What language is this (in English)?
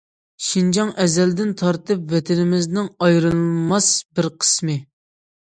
Uyghur